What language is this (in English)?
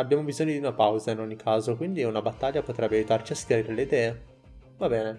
Italian